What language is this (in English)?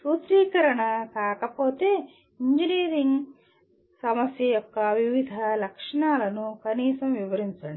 Telugu